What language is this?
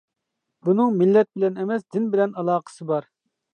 Uyghur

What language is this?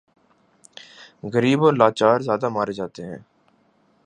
Urdu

